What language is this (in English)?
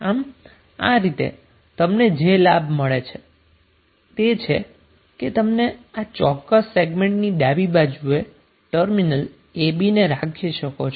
Gujarati